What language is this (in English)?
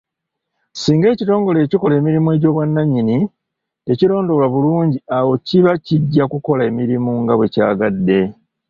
Ganda